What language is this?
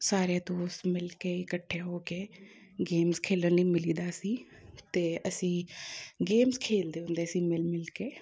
Punjabi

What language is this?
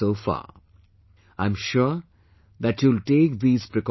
English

